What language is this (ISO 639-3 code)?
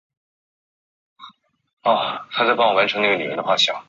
zho